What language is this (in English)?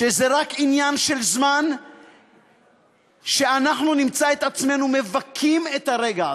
Hebrew